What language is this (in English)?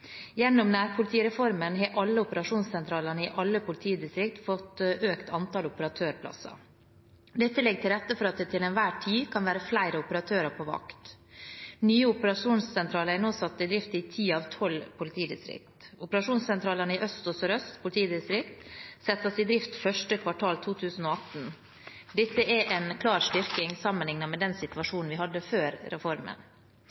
Norwegian Bokmål